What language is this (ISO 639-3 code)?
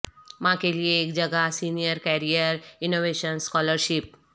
urd